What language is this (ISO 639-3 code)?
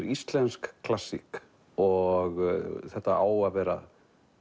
isl